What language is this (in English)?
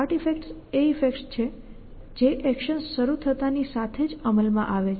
Gujarati